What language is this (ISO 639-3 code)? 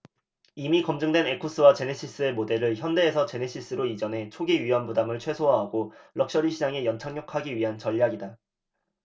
kor